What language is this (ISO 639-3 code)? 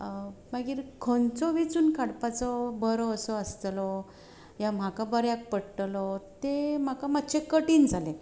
kok